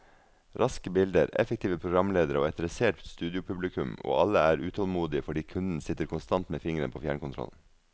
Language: Norwegian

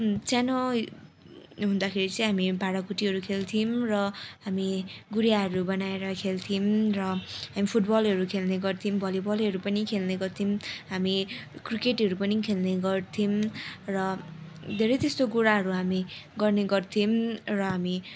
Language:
Nepali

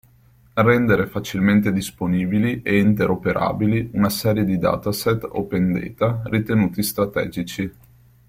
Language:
Italian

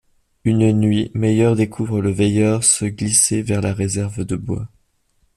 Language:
French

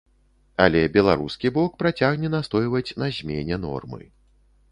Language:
Belarusian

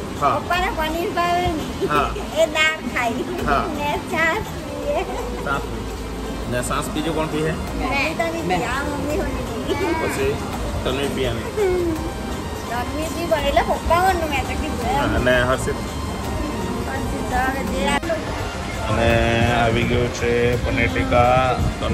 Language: Indonesian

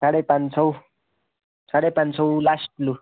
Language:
Nepali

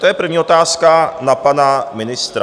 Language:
Czech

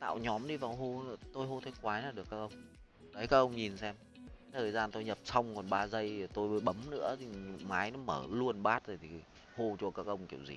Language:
Vietnamese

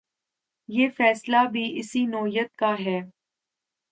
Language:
Urdu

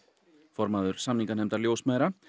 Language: Icelandic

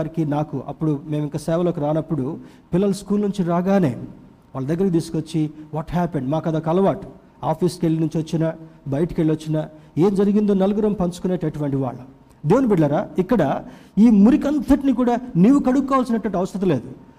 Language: Telugu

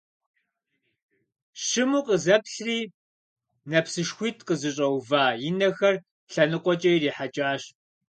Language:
Kabardian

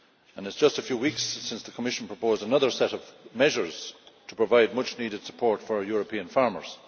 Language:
English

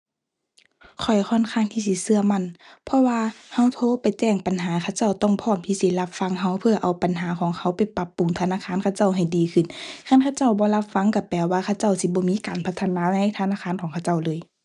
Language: Thai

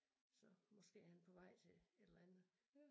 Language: Danish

